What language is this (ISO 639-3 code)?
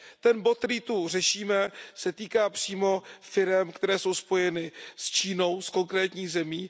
ces